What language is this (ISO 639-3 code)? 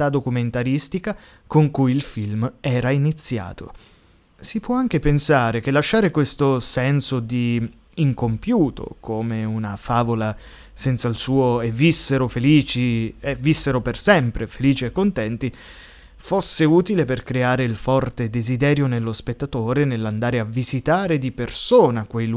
ita